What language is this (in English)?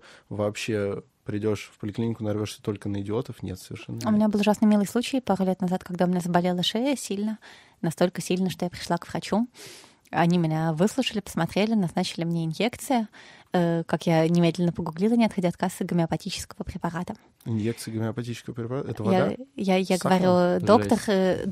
Russian